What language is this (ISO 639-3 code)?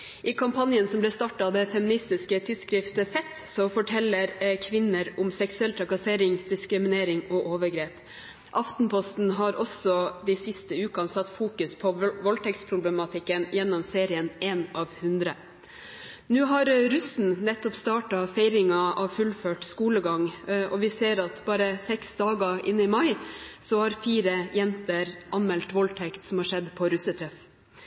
nob